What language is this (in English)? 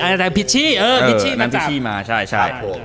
Thai